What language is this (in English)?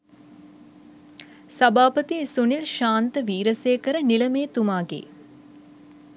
Sinhala